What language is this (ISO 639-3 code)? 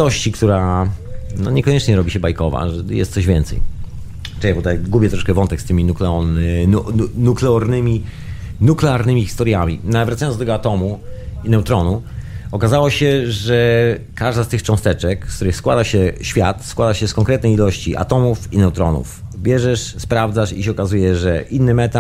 pol